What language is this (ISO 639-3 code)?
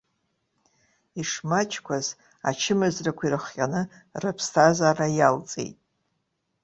abk